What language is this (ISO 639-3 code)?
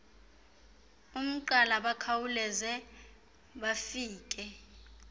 xho